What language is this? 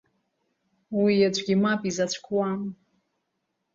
Abkhazian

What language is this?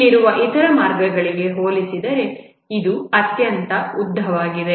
Kannada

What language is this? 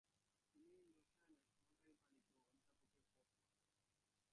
Bangla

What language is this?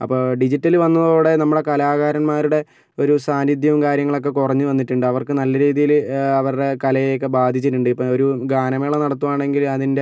Malayalam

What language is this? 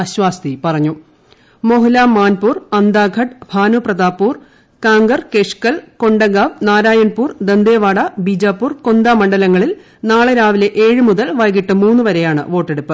Malayalam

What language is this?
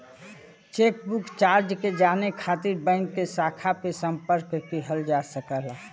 Bhojpuri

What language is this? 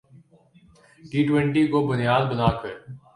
Urdu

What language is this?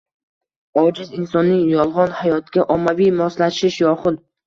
Uzbek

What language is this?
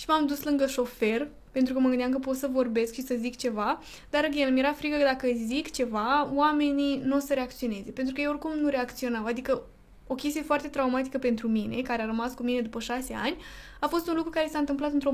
Romanian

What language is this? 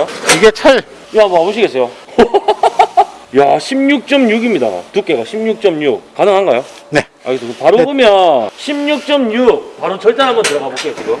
Korean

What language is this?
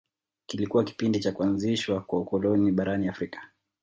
Swahili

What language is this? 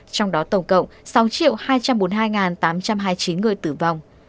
Vietnamese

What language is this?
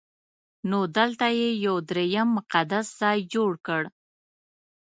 Pashto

